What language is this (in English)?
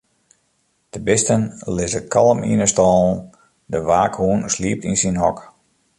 Western Frisian